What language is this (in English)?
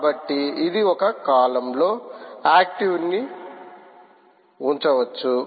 Telugu